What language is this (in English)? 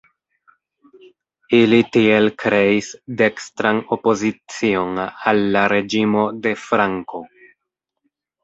Esperanto